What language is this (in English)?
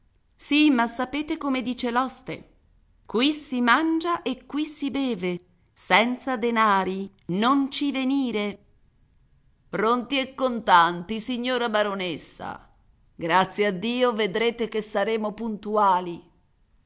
Italian